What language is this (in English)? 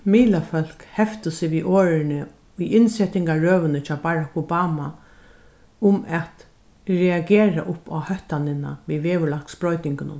Faroese